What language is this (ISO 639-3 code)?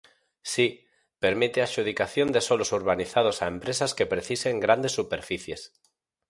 glg